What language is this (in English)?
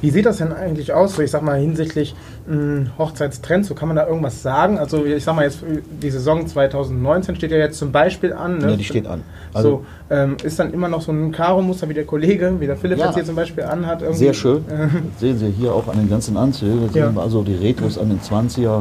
German